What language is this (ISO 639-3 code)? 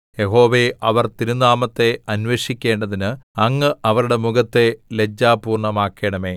mal